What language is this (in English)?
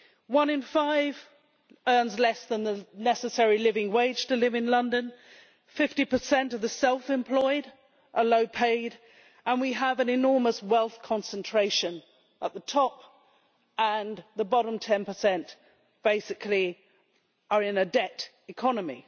English